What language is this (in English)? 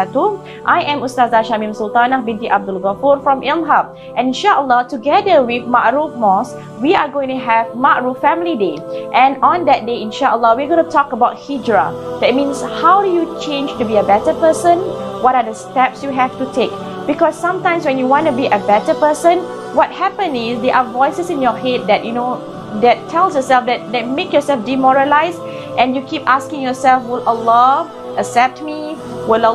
Malay